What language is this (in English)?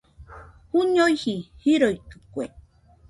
Nüpode Huitoto